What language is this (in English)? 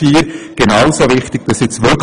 Swiss German